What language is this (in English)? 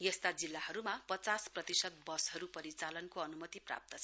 Nepali